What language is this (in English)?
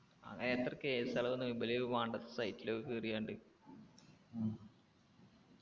Malayalam